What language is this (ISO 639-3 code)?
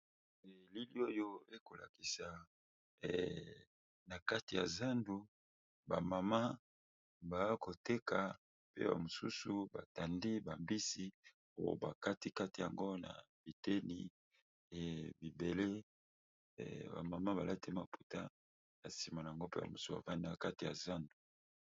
lin